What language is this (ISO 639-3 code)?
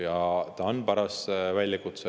est